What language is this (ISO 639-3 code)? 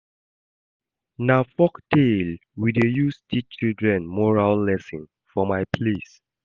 pcm